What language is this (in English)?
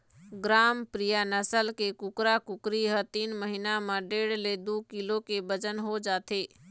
Chhattisgarhi